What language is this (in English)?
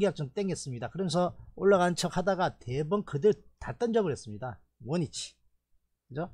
Korean